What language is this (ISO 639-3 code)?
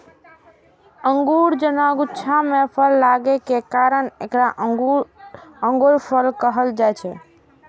mai